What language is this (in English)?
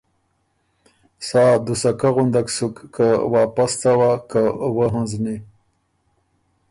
Ormuri